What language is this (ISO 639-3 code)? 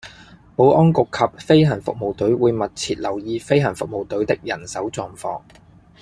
yue